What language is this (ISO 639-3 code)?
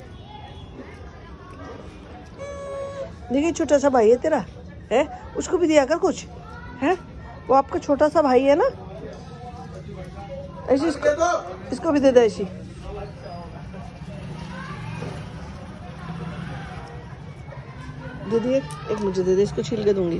ara